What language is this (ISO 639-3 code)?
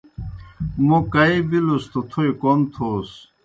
plk